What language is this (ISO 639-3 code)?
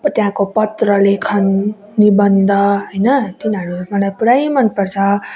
nep